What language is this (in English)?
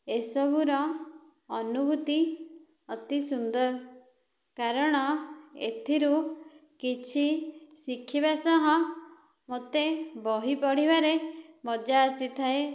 Odia